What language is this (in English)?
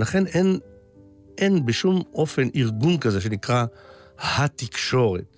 Hebrew